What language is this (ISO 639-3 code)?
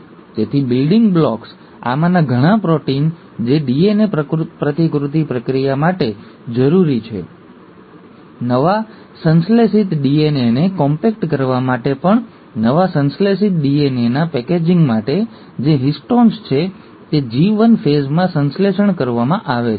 guj